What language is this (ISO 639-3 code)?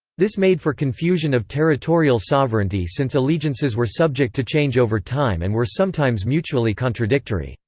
eng